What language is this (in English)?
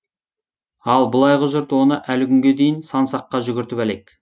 Kazakh